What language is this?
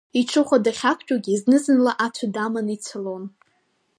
Abkhazian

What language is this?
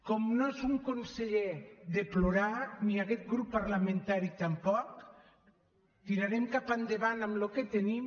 Catalan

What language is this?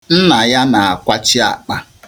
Igbo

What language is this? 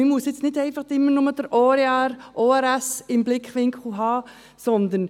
Swiss German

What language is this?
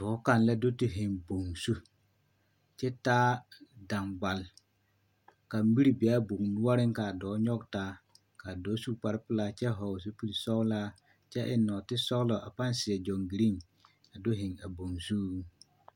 Southern Dagaare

